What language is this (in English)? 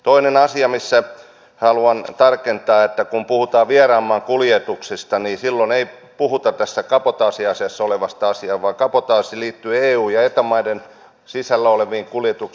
Finnish